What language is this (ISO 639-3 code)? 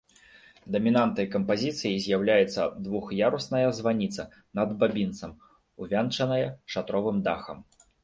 bel